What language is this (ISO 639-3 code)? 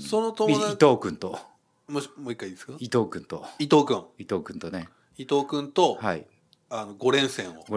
jpn